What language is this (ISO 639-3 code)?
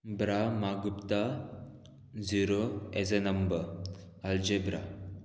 kok